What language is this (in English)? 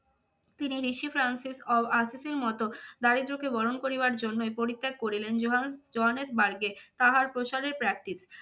Bangla